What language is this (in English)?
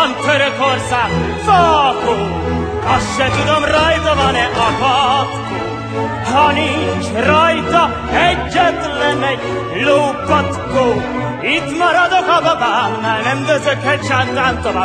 Hungarian